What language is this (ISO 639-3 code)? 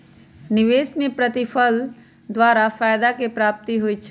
mag